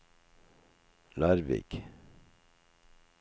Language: Norwegian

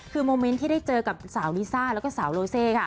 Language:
Thai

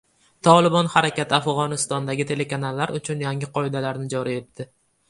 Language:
Uzbek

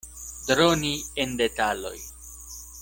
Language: Esperanto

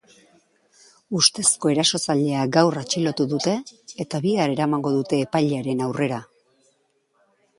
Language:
Basque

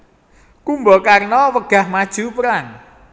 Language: Javanese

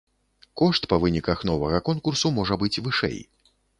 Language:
Belarusian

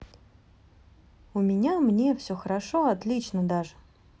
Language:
Russian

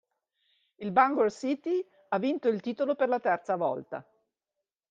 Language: Italian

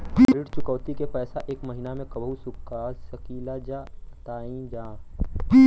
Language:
Bhojpuri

